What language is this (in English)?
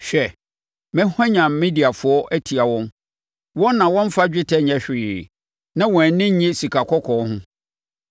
Akan